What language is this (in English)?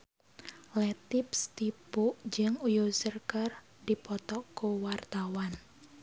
Sundanese